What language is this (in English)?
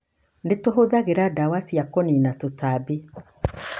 Kikuyu